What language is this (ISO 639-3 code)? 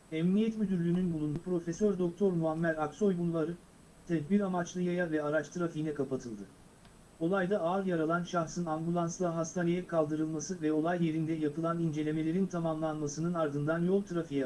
tur